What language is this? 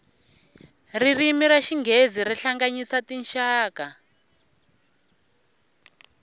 Tsonga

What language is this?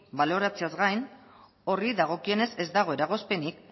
Basque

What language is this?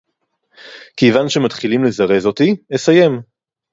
Hebrew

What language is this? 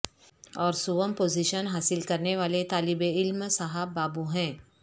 Urdu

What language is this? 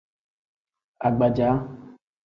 Tem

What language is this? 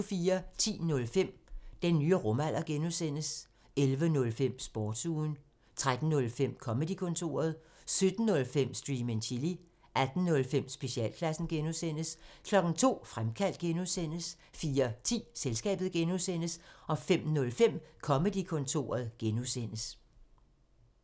Danish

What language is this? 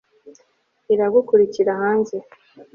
Kinyarwanda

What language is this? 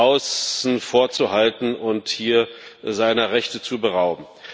German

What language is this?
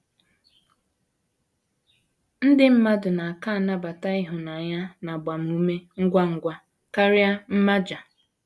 Igbo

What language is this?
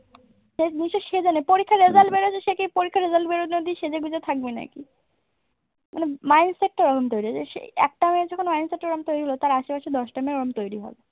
Bangla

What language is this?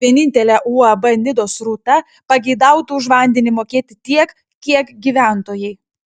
Lithuanian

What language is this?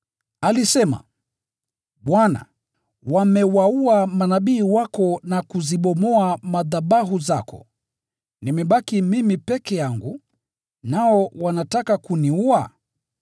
Swahili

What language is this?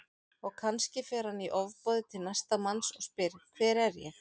Icelandic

